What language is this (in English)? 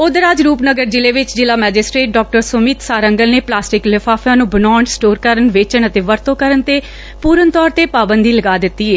Punjabi